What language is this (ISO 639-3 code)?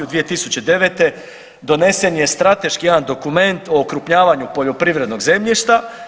hrv